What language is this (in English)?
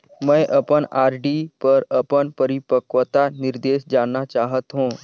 Chhattisgarhi